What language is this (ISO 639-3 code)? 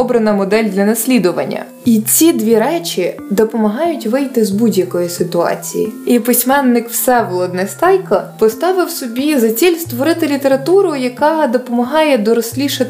ukr